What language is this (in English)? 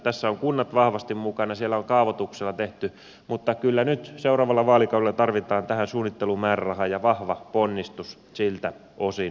Finnish